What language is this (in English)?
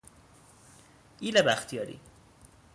Persian